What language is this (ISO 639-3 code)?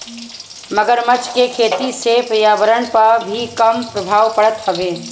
bho